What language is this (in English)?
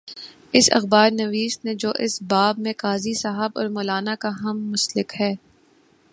Urdu